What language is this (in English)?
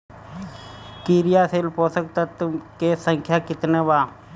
Bhojpuri